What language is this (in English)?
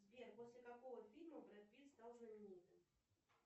Russian